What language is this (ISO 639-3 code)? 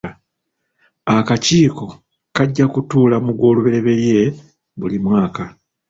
lug